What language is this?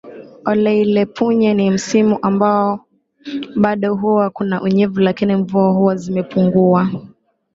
Swahili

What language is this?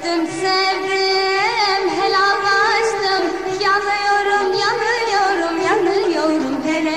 Turkish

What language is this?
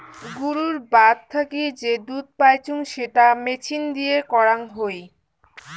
Bangla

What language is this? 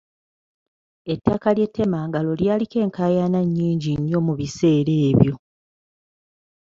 Ganda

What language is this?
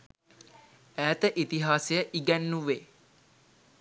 Sinhala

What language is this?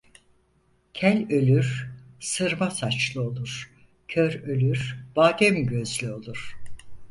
Turkish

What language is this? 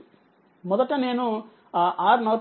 Telugu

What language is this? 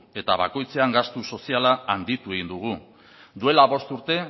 Basque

